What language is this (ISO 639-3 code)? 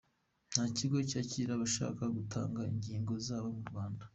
kin